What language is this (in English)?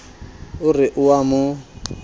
Southern Sotho